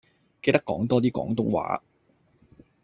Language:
Cantonese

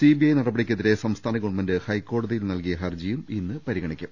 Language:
Malayalam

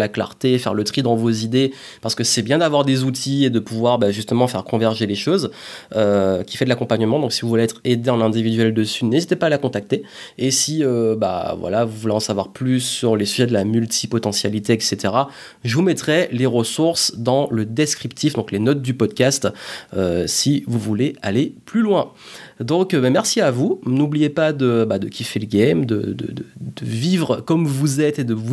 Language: French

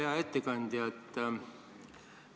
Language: Estonian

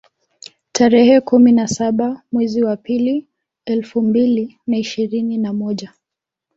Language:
Swahili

